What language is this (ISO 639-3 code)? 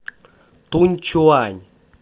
rus